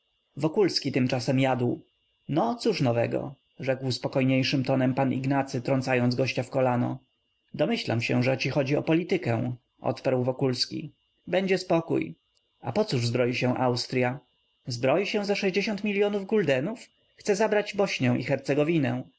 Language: Polish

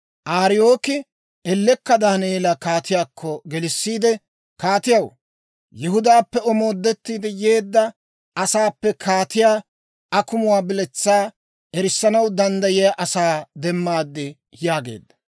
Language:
Dawro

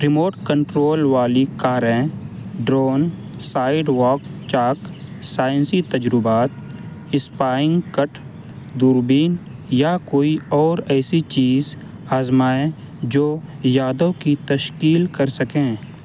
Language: Urdu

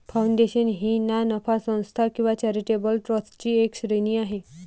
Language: Marathi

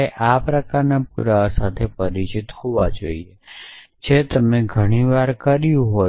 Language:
Gujarati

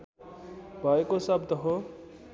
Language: Nepali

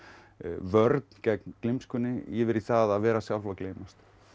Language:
Icelandic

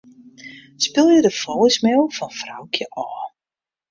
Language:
Western Frisian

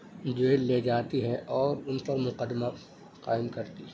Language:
Urdu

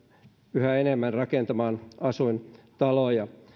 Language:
Finnish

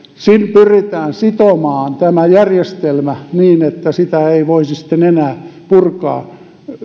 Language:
Finnish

